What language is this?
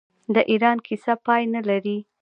Pashto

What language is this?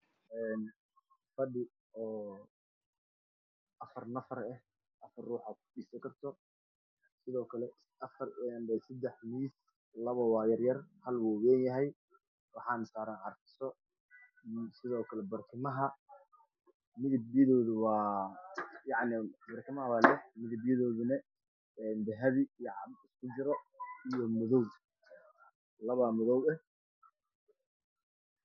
Somali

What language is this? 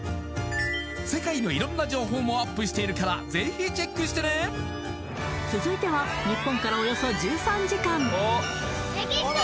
Japanese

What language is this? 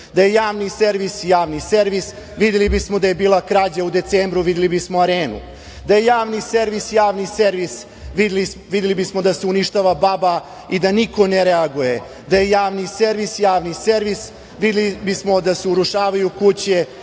Serbian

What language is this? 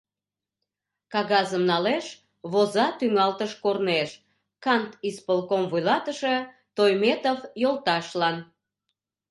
Mari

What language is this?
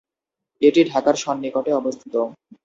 Bangla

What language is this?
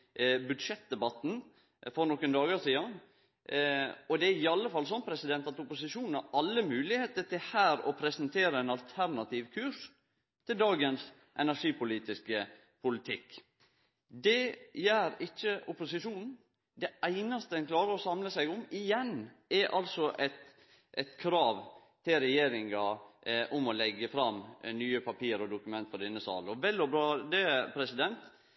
Norwegian Nynorsk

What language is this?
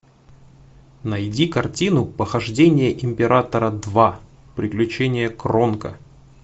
Russian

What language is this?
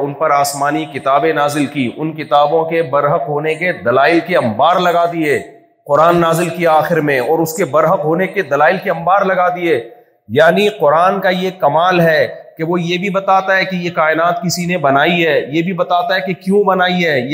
Urdu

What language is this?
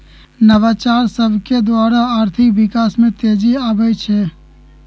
Magahi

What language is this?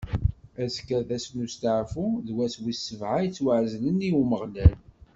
Kabyle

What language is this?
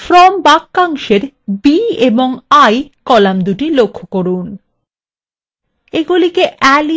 Bangla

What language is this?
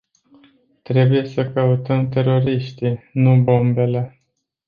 Romanian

